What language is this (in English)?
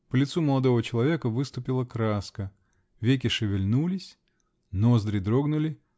Russian